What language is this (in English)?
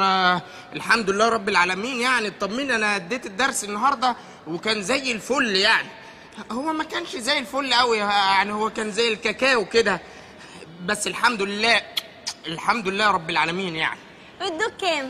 Arabic